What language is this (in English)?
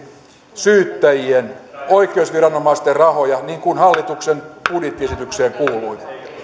Finnish